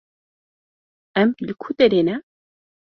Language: Kurdish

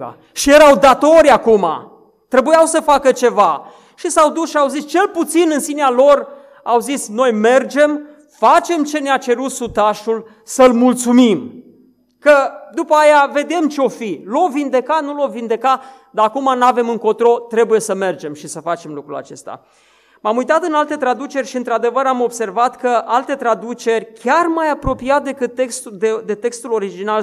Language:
Romanian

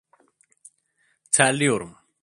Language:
Turkish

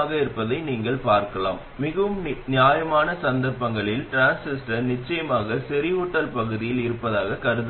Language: Tamil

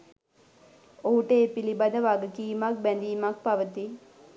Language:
Sinhala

